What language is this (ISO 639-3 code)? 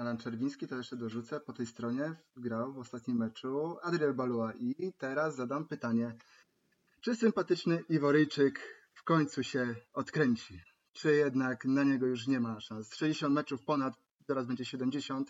pol